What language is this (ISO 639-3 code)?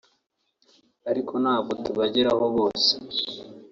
kin